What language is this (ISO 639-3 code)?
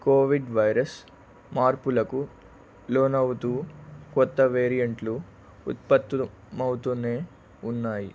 tel